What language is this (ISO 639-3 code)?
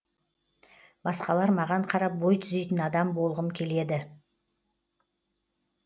kaz